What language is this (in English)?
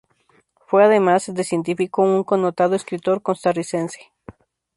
Spanish